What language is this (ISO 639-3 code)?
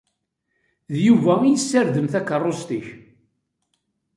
kab